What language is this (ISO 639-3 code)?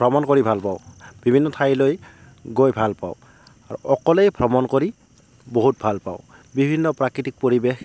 asm